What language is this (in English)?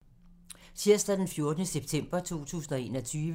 Danish